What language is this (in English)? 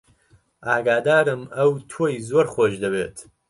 Central Kurdish